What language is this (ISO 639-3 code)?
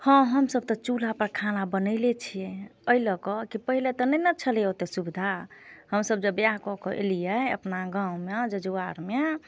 mai